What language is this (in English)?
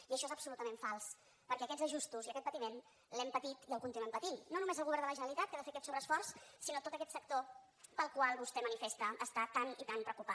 Catalan